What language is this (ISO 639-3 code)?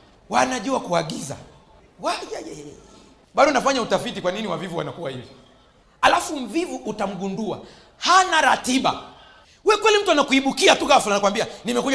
swa